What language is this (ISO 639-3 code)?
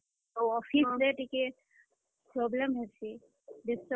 ori